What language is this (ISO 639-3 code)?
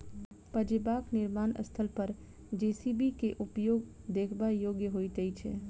mai